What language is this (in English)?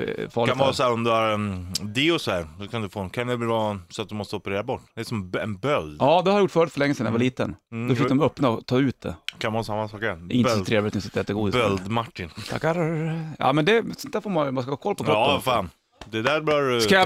Swedish